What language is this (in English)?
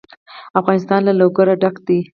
Pashto